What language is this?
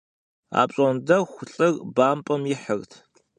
Kabardian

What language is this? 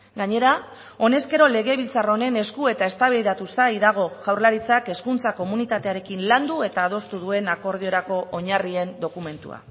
Basque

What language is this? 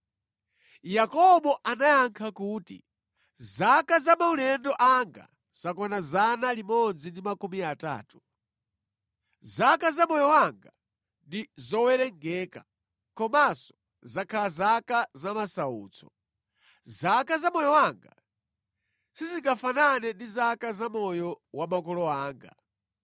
Nyanja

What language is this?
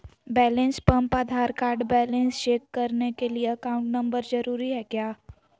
Magahi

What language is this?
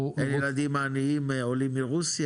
Hebrew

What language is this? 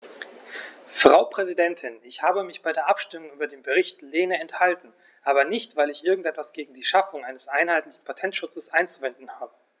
German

